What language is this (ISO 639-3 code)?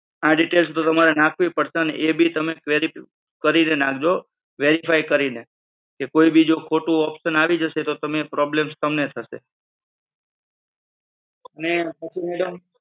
guj